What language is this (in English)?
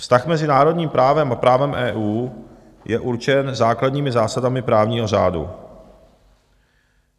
Czech